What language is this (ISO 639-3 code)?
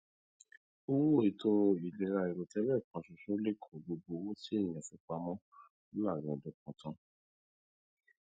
yor